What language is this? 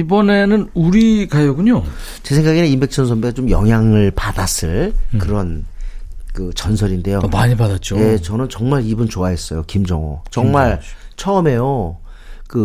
Korean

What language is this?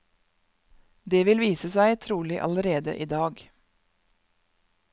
Norwegian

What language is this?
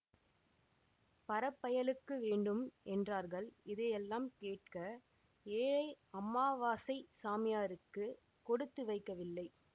Tamil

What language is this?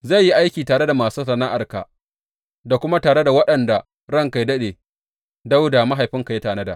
Hausa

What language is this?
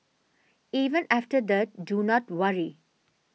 English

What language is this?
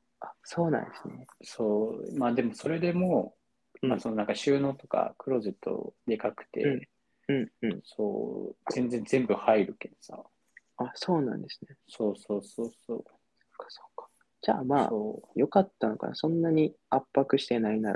Japanese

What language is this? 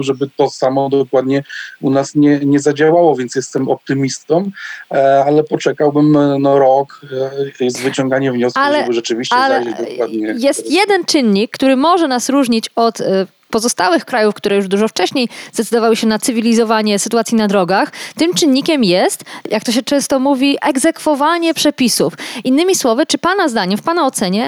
Polish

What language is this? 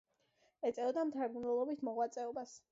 Georgian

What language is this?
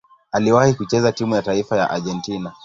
Swahili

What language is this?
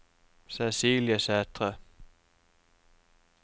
Norwegian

